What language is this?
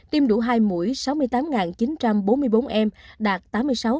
Vietnamese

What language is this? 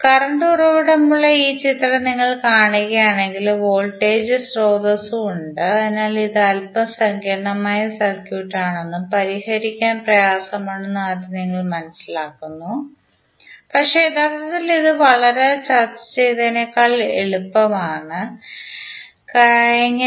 Malayalam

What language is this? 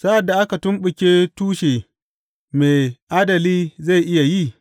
Hausa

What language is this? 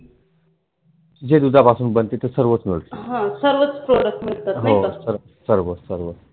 Marathi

